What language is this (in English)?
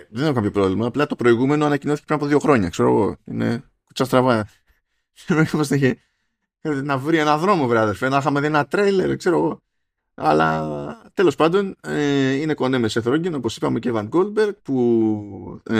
Greek